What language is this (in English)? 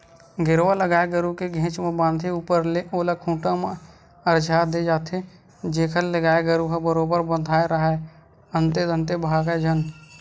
Chhattisgarhi